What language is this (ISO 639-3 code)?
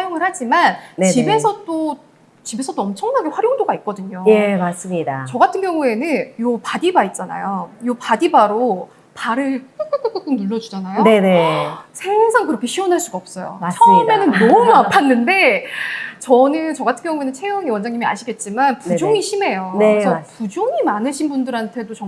kor